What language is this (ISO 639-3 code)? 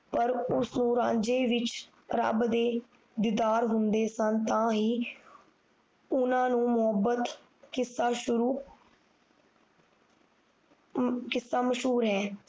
pan